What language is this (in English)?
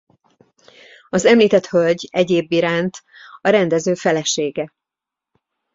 Hungarian